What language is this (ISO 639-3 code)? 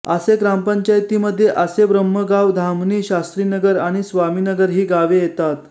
mar